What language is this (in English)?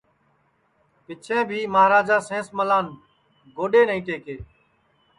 Sansi